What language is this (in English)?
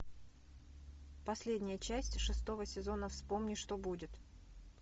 Russian